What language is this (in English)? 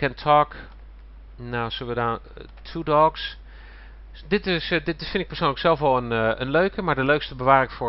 Dutch